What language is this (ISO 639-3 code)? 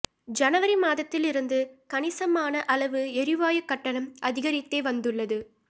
tam